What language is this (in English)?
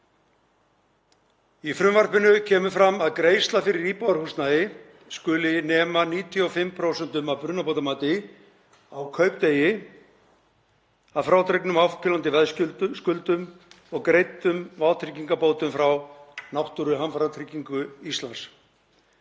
Icelandic